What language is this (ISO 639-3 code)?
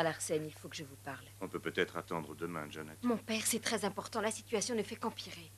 fra